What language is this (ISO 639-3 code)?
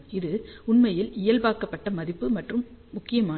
tam